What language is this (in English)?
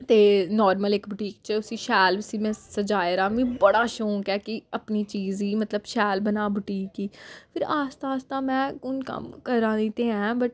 Dogri